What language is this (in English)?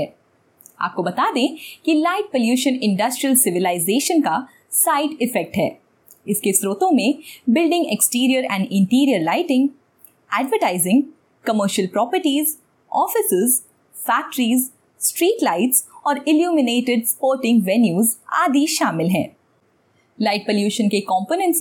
Hindi